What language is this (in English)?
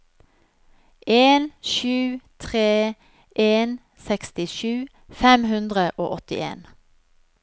Norwegian